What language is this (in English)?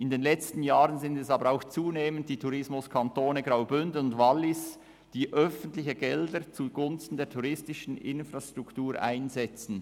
Swiss German